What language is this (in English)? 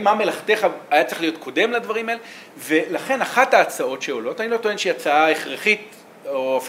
Hebrew